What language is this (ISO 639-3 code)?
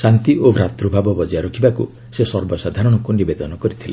ori